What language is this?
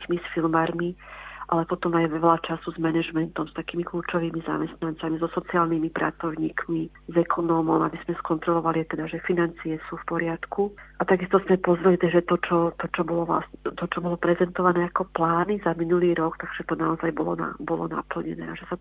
Slovak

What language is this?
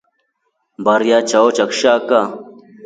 Rombo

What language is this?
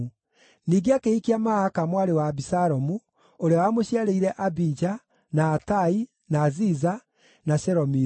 Kikuyu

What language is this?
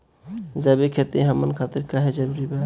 Bhojpuri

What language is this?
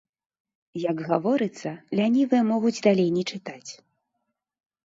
Belarusian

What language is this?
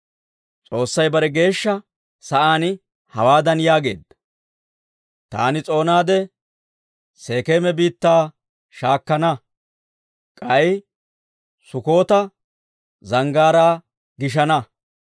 Dawro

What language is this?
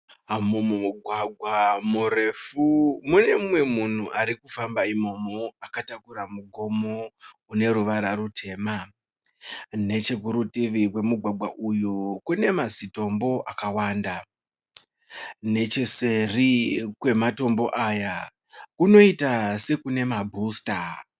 Shona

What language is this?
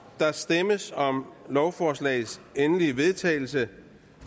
Danish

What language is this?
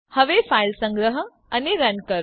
Gujarati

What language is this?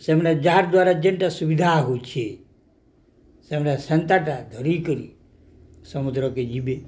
Odia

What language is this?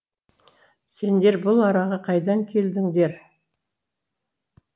Kazakh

